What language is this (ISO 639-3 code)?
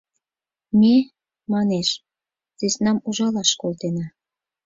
chm